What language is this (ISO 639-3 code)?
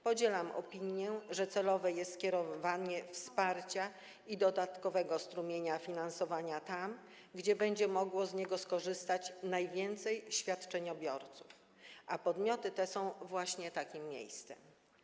pol